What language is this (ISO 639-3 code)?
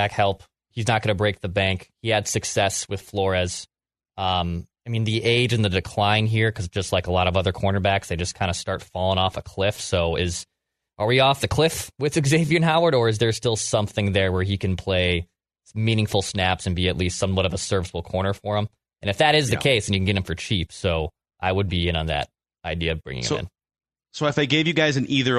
eng